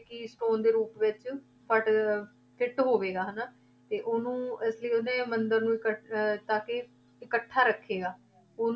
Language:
Punjabi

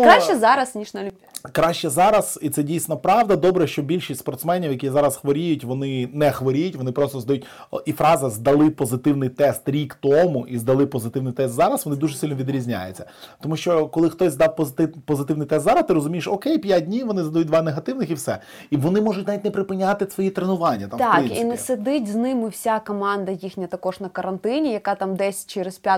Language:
Ukrainian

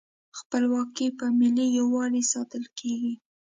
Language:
Pashto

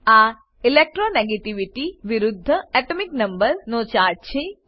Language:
Gujarati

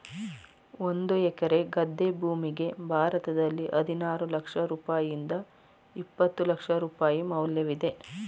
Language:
Kannada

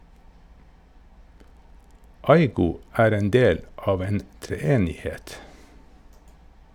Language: Norwegian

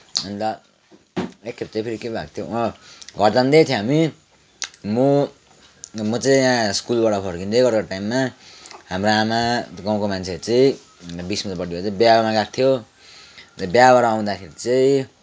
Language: Nepali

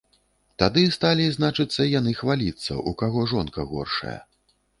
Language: Belarusian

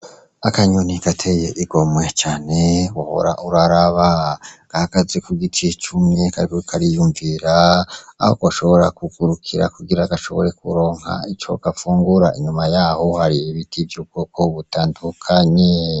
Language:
Rundi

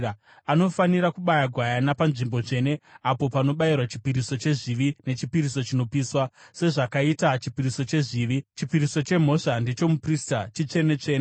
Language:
Shona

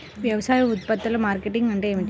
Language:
Telugu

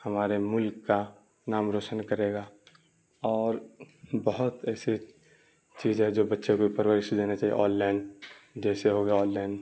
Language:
Urdu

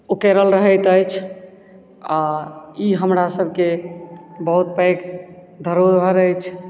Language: Maithili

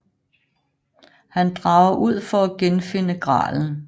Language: Danish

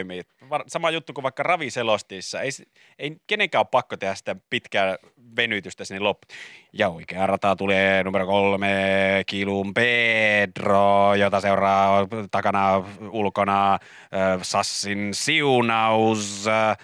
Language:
Finnish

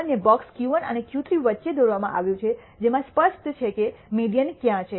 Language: Gujarati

